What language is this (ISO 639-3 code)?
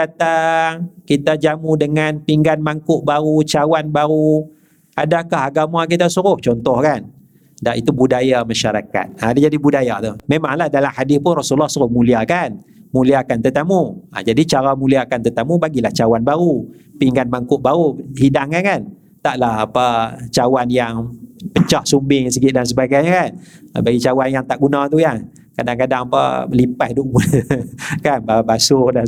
msa